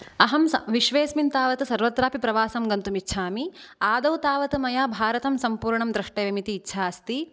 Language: Sanskrit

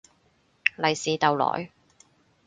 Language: Cantonese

